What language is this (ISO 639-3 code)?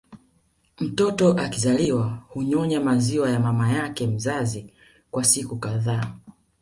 swa